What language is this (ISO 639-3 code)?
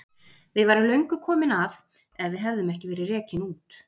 isl